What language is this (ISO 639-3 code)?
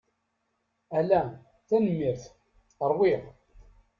kab